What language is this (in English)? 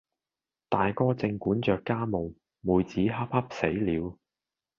Cantonese